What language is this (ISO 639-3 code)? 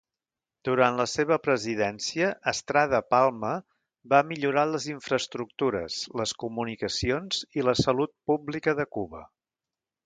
cat